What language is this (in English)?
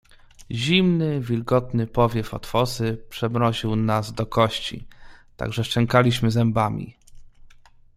Polish